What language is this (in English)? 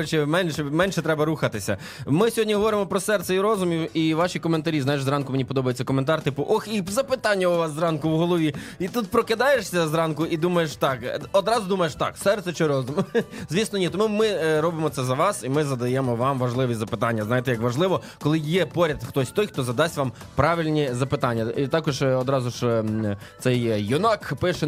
Ukrainian